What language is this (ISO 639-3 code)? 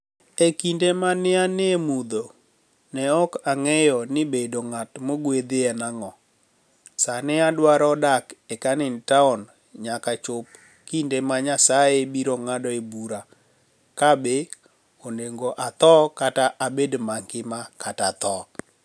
luo